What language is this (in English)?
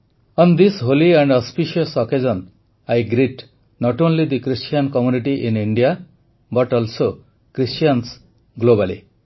Odia